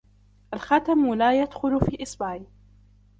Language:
Arabic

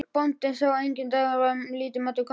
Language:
Icelandic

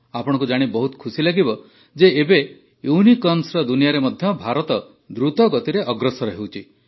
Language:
Odia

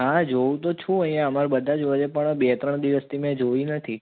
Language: Gujarati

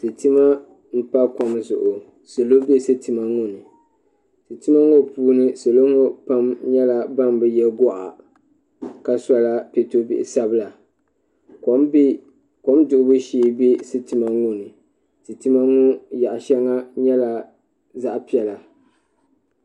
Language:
Dagbani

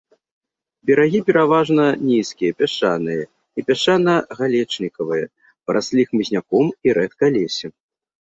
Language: Belarusian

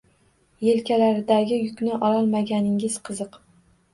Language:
Uzbek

